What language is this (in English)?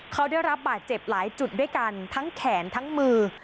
Thai